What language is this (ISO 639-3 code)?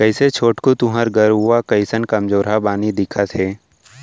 hne